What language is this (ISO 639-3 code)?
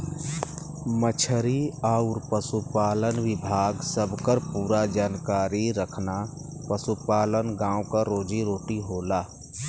bho